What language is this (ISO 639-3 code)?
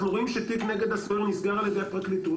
heb